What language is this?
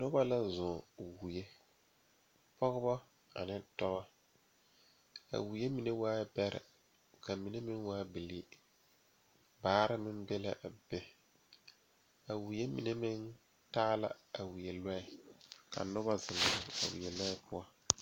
Southern Dagaare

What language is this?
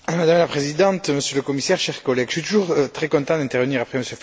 French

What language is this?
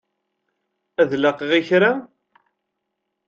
Kabyle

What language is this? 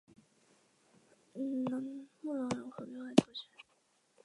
Chinese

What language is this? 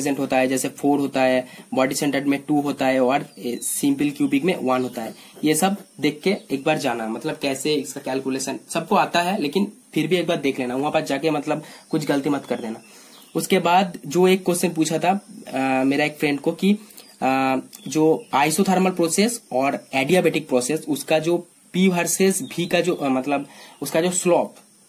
Hindi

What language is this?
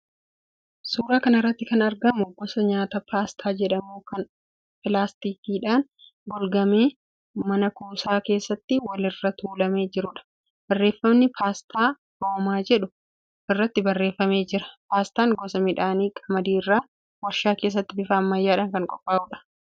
Oromo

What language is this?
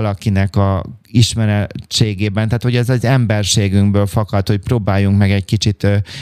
Hungarian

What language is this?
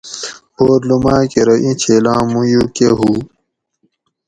Gawri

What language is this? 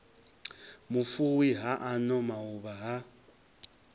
Venda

